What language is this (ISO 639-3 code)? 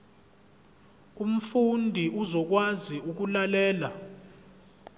zul